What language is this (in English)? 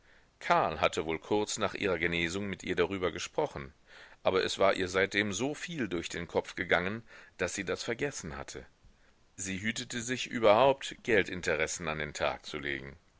German